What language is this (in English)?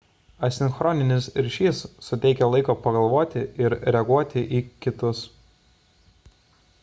Lithuanian